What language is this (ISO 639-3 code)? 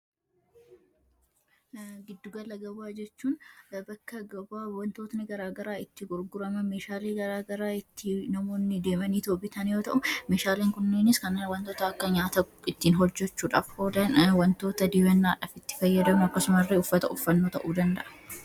orm